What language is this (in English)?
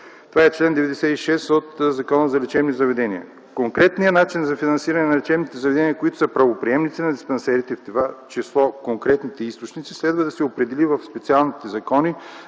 Bulgarian